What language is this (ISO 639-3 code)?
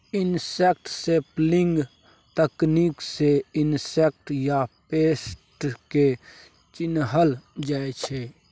mai